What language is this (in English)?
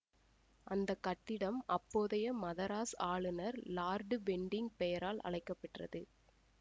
Tamil